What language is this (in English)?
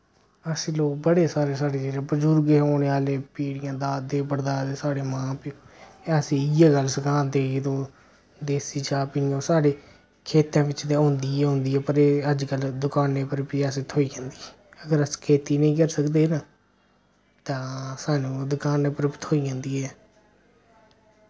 Dogri